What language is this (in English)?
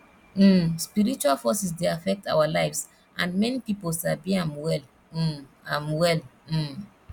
Nigerian Pidgin